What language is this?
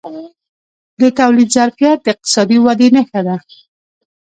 Pashto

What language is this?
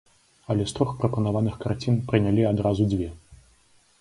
Belarusian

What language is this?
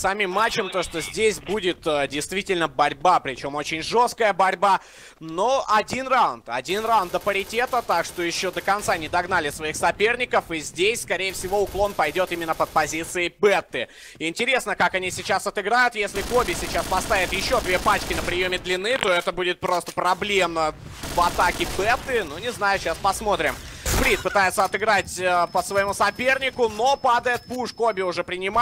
Russian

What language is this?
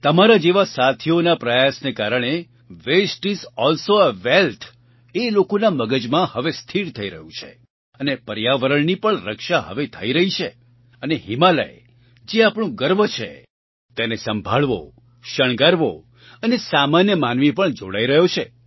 Gujarati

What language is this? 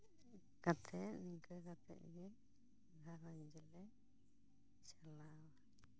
Santali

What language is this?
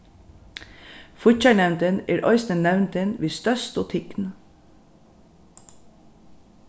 Faroese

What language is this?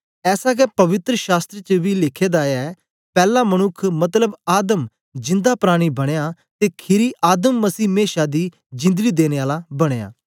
Dogri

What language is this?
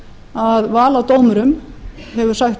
Icelandic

